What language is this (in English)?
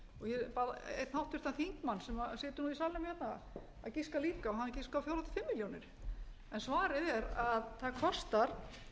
Icelandic